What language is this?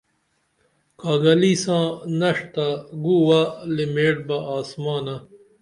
Dameli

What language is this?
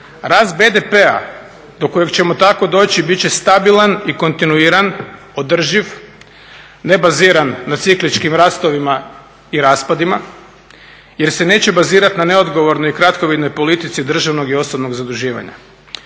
Croatian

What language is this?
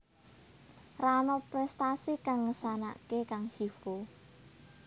Javanese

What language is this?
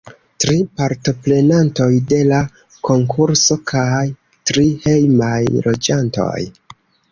Esperanto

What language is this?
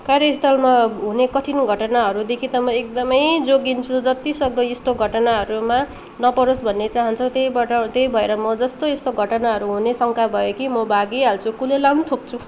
Nepali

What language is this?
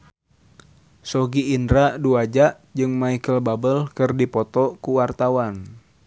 Sundanese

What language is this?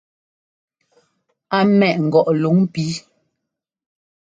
Ngomba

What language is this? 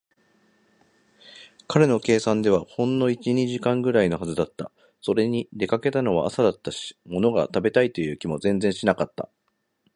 Japanese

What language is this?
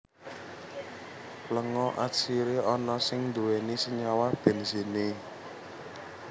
Javanese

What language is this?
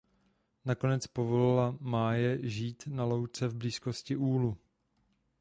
Czech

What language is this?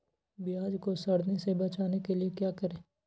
Magahi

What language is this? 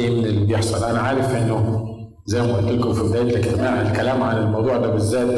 Arabic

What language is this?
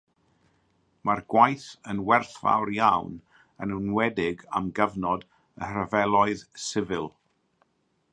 Welsh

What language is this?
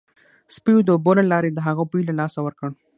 Pashto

